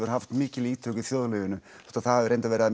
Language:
Icelandic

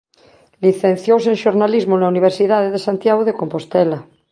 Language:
Galician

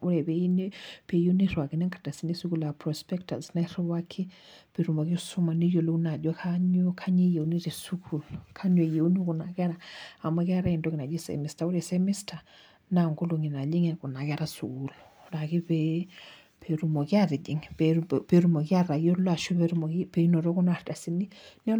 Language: Masai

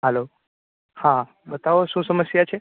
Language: Gujarati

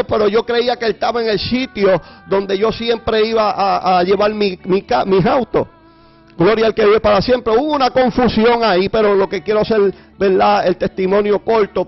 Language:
Spanish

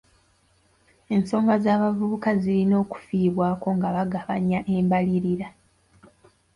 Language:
Ganda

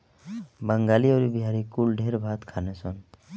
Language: Bhojpuri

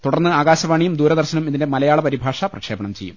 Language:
Malayalam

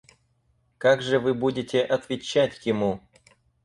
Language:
Russian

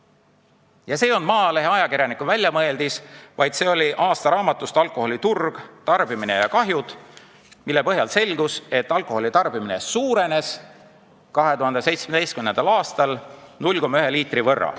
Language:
Estonian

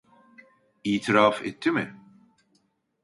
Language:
Turkish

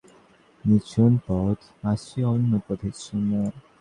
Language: Bangla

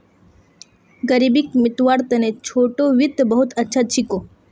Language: Magahi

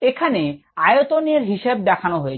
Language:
Bangla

